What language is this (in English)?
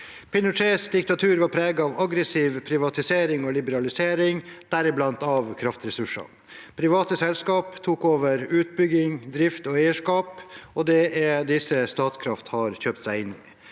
Norwegian